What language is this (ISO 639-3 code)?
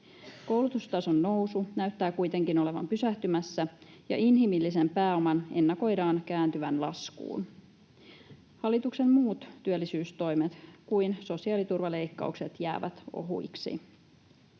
fin